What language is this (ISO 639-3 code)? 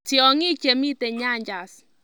kln